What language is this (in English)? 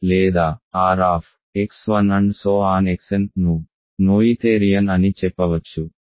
Telugu